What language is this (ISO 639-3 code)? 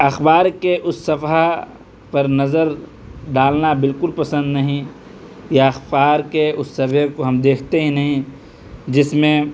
urd